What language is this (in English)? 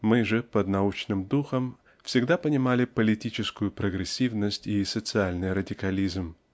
Russian